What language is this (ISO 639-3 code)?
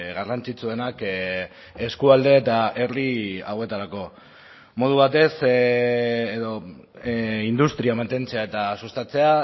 eus